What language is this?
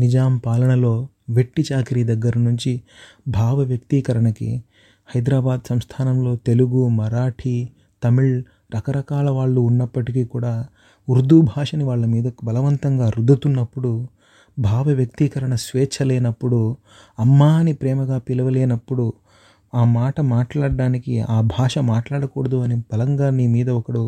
Telugu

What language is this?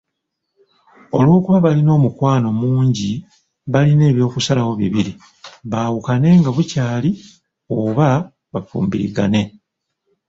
Ganda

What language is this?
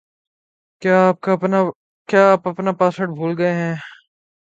Urdu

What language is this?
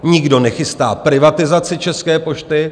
Czech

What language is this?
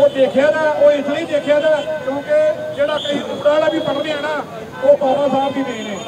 Punjabi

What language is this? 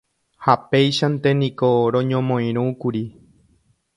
Guarani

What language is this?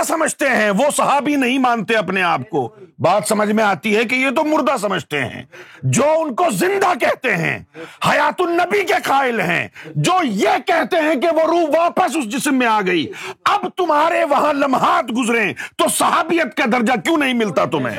Urdu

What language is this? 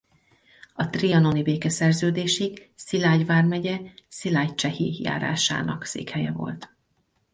Hungarian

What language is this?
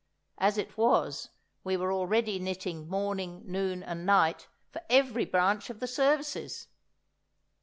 English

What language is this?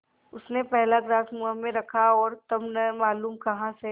Hindi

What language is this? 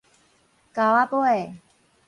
Min Nan Chinese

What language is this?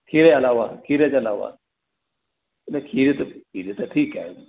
Sindhi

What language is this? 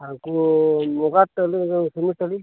Santali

